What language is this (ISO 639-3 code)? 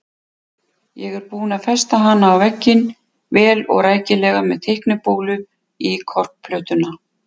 isl